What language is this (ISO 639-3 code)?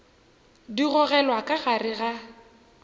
nso